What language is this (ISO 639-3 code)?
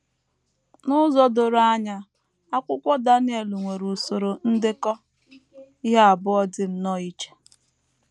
ibo